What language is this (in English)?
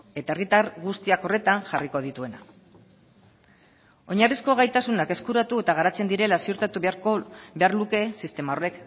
Basque